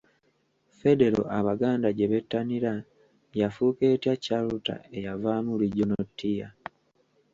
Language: Ganda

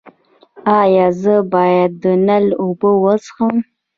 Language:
Pashto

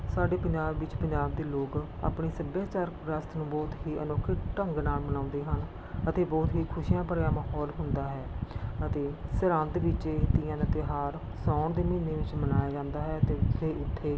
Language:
Punjabi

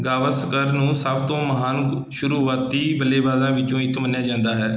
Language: Punjabi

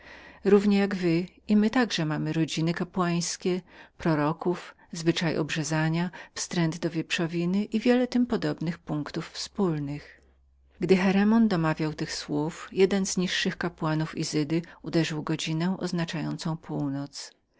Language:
Polish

